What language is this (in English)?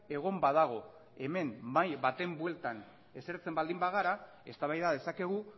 Basque